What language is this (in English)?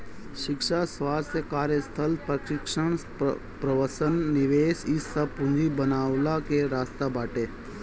Bhojpuri